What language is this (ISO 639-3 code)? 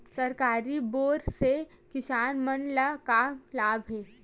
hne